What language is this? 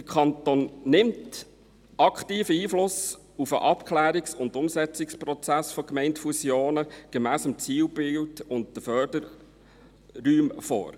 Swiss German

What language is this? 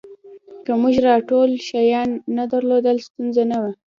Pashto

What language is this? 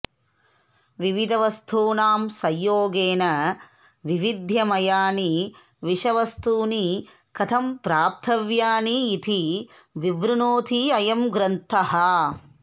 Sanskrit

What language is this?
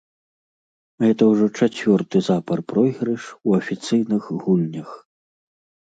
Belarusian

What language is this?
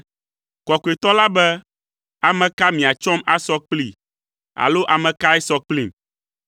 Ewe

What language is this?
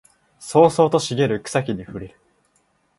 Japanese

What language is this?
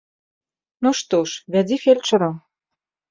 Belarusian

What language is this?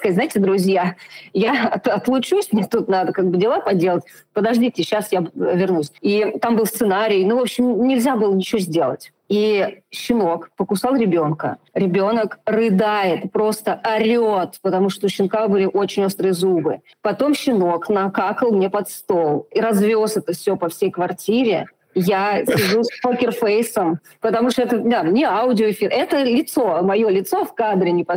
Russian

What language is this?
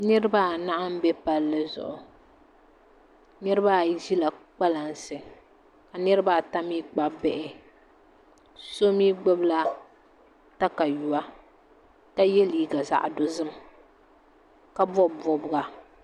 Dagbani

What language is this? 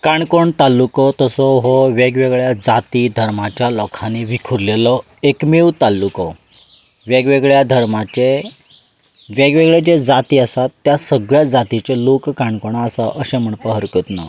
Konkani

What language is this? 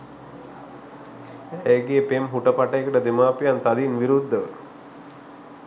Sinhala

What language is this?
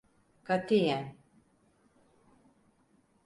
Turkish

